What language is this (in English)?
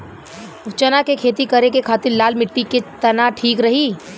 Bhojpuri